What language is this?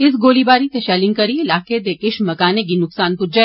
Dogri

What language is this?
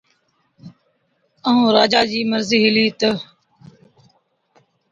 Od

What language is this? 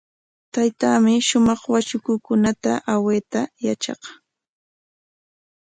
Corongo Ancash Quechua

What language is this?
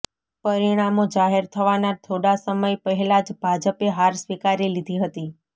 Gujarati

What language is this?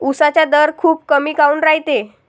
Marathi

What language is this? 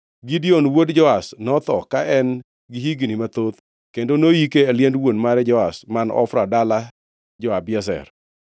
Luo (Kenya and Tanzania)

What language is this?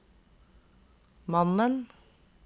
Norwegian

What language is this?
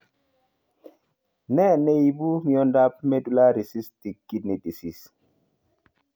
Kalenjin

